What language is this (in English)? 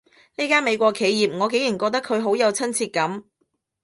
Cantonese